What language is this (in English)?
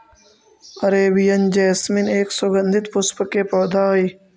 Magahi